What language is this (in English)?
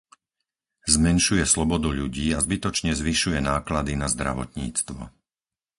Slovak